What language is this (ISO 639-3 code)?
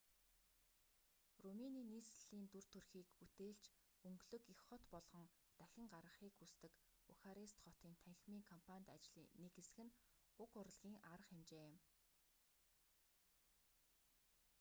mon